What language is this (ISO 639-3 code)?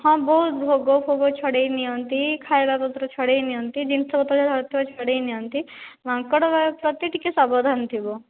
ori